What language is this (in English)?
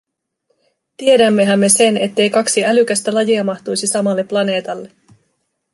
Finnish